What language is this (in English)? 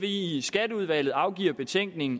Danish